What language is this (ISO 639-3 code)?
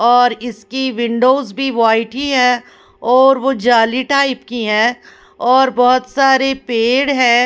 hin